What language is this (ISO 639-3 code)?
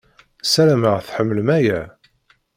kab